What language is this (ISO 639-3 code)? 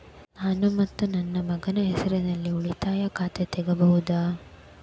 kan